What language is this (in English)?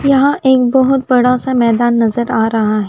Hindi